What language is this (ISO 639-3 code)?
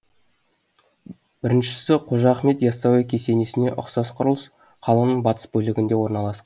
kaz